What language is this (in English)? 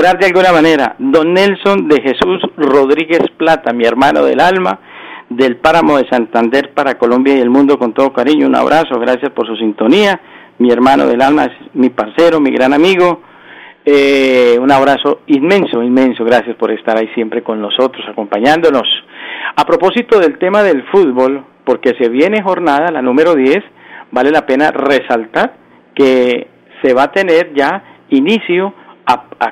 Spanish